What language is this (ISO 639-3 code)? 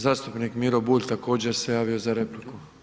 hrv